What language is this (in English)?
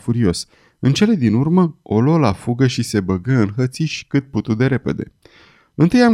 Romanian